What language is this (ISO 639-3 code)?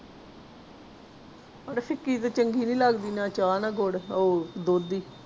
pan